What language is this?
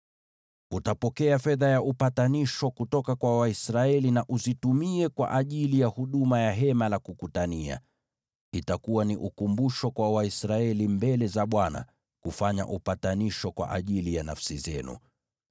Swahili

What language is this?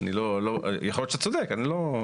Hebrew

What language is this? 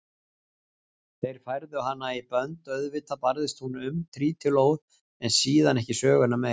Icelandic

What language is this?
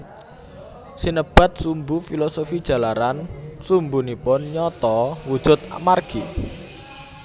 Javanese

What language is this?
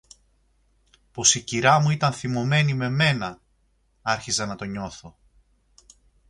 Greek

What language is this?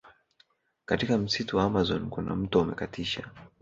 Swahili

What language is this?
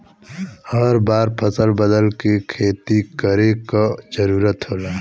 Bhojpuri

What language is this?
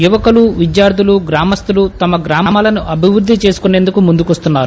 Telugu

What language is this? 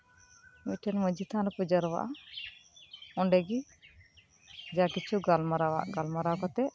Santali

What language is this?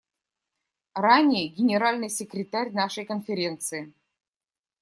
Russian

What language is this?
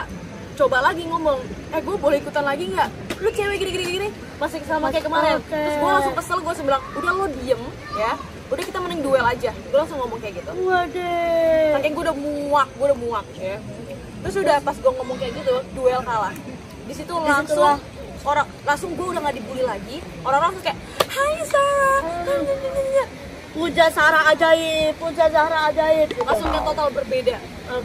Indonesian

